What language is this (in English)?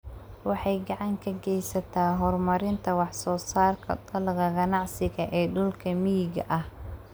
Somali